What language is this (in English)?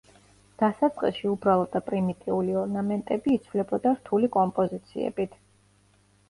Georgian